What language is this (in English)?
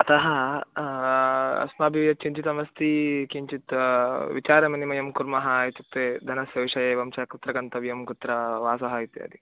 Sanskrit